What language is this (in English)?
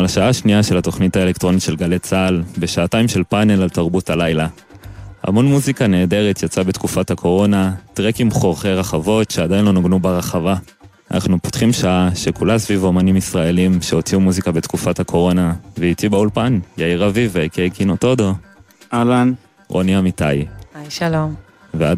Hebrew